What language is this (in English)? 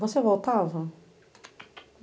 Portuguese